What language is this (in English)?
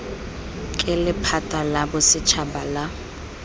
Tswana